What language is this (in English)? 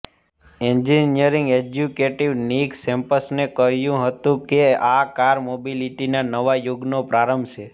Gujarati